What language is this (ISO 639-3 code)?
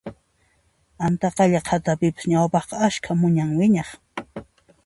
qxp